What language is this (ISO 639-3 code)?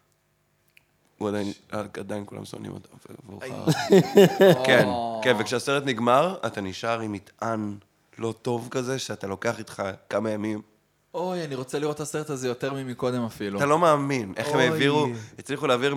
heb